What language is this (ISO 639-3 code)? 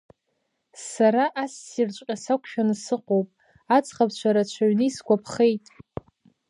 abk